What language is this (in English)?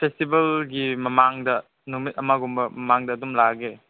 Manipuri